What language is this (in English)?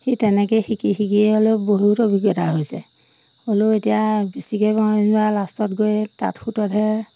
Assamese